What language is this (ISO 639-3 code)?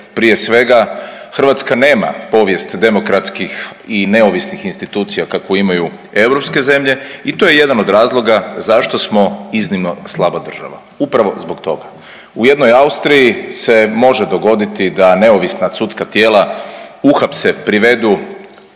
hrv